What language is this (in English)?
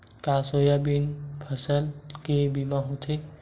Chhattisgarhi